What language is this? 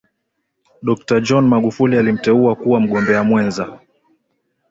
Swahili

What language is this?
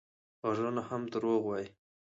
Pashto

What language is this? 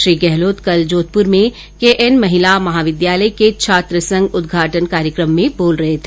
Hindi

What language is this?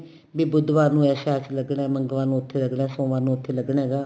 Punjabi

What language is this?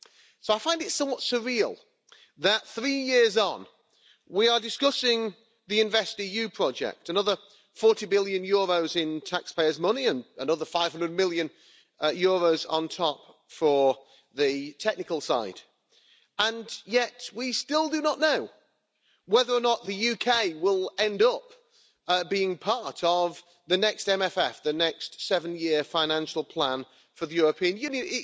English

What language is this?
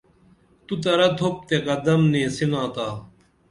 Dameli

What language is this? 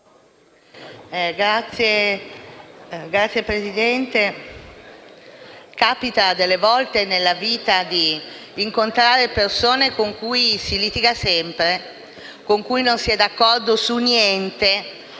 Italian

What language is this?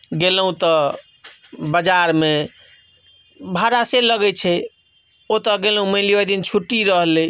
Maithili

